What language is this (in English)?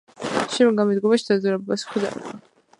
Georgian